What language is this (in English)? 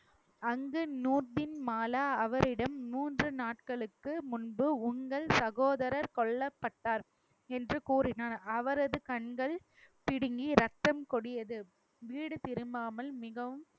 Tamil